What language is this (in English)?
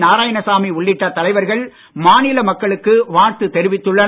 Tamil